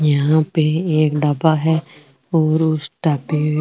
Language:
Rajasthani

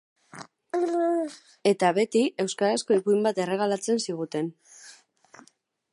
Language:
Basque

